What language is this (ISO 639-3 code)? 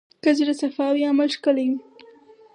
pus